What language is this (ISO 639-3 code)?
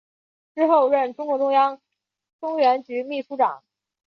zho